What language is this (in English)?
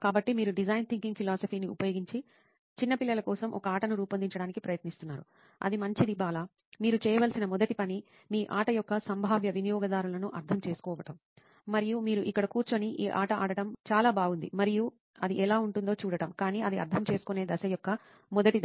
Telugu